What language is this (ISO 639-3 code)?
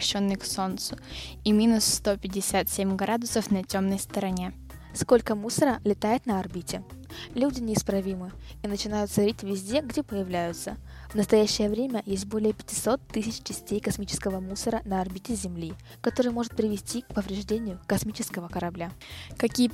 rus